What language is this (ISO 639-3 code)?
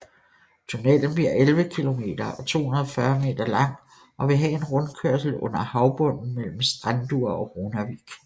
dan